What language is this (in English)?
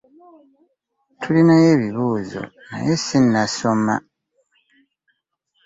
Ganda